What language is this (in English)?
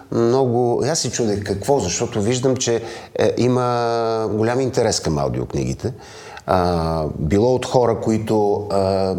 Bulgarian